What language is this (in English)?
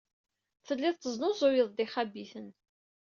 Kabyle